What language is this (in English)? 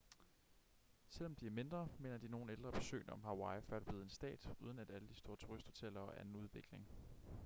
Danish